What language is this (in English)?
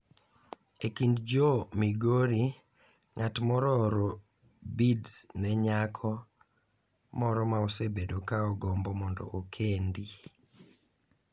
Luo (Kenya and Tanzania)